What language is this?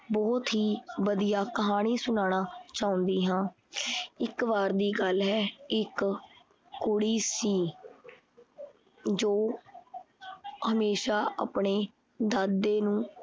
Punjabi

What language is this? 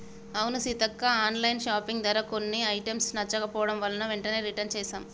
Telugu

